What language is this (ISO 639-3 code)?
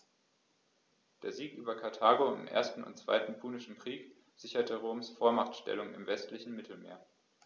deu